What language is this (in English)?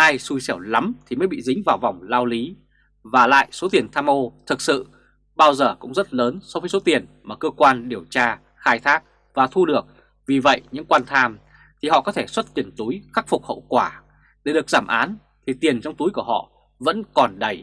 Vietnamese